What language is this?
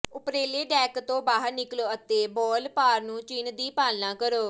Punjabi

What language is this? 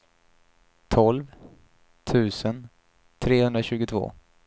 Swedish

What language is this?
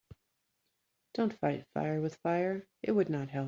English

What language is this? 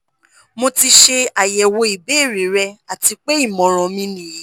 Yoruba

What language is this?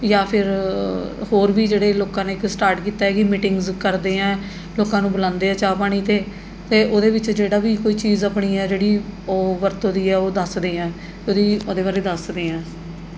Punjabi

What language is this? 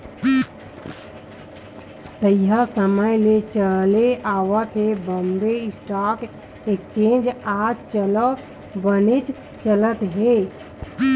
Chhattisgarhi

